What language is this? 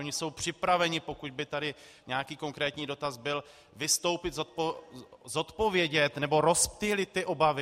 Czech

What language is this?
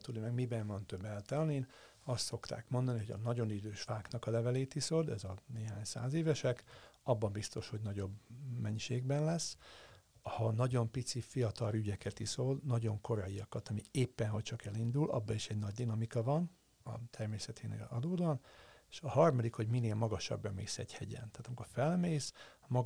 Hungarian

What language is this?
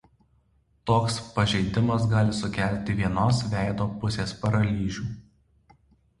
Lithuanian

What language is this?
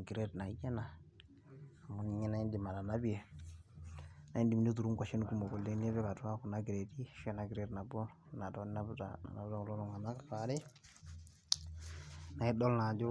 Masai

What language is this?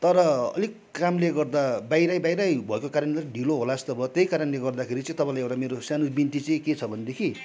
Nepali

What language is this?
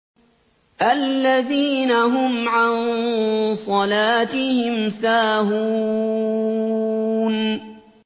Arabic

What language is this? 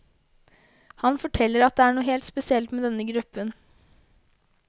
Norwegian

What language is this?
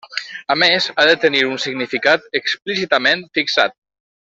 Catalan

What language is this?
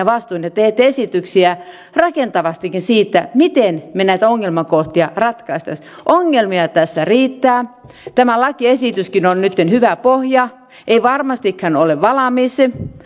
Finnish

